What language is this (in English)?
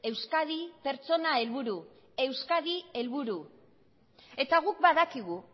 Basque